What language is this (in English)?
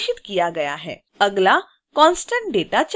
Hindi